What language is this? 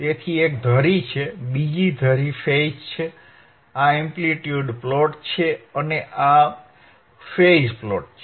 Gujarati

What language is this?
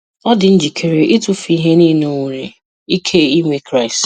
Igbo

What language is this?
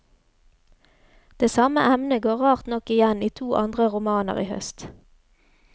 Norwegian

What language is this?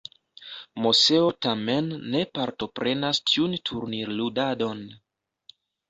Esperanto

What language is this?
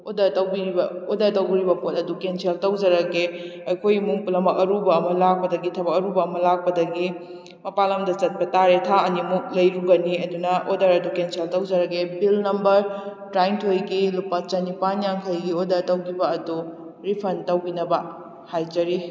Manipuri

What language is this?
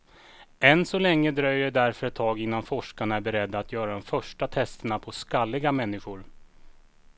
Swedish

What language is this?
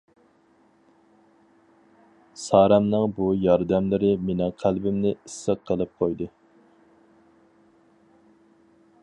Uyghur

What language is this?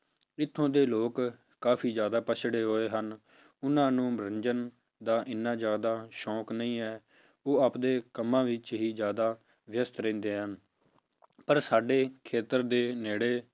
Punjabi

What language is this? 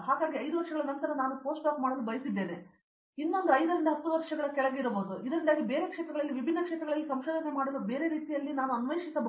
Kannada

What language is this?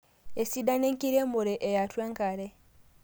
Masai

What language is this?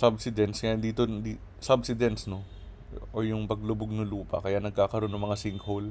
Filipino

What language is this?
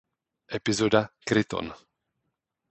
Czech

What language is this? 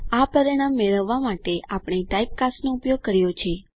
Gujarati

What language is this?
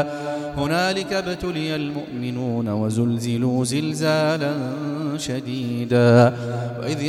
Arabic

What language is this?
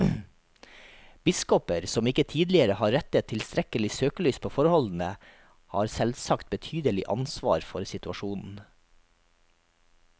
Norwegian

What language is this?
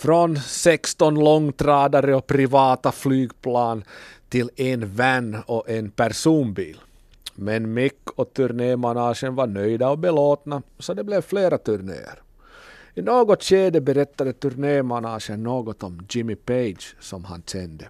Swedish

